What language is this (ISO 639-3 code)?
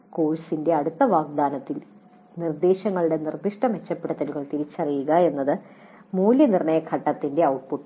mal